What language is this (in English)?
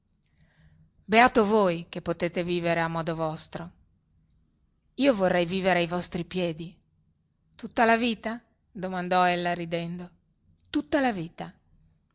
Italian